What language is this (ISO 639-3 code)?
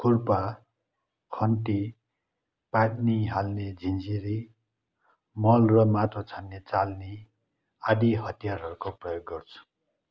nep